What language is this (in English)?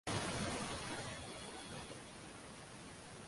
Uzbek